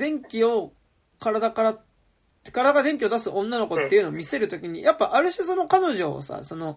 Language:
Japanese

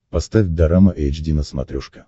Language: Russian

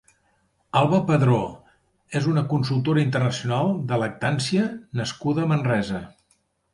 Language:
Catalan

